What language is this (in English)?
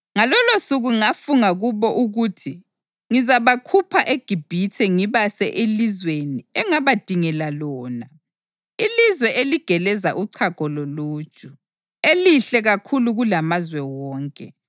North Ndebele